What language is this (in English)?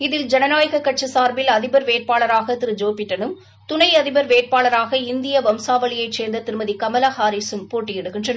Tamil